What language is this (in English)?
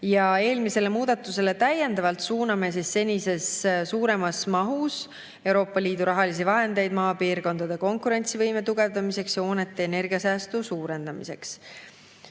Estonian